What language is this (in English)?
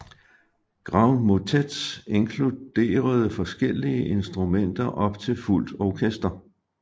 Danish